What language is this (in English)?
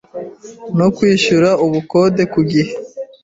Kinyarwanda